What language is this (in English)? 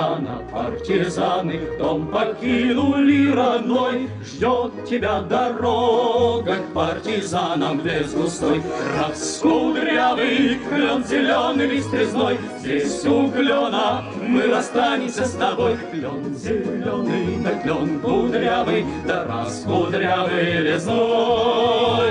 Russian